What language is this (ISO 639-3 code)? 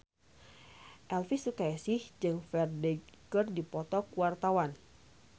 sun